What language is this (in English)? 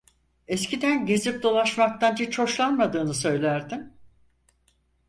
Turkish